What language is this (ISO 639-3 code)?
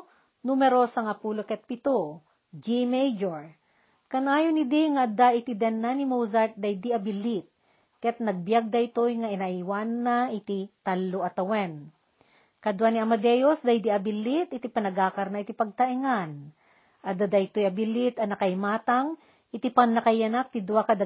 fil